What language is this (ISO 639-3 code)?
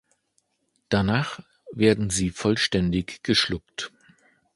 deu